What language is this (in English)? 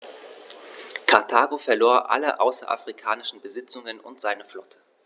German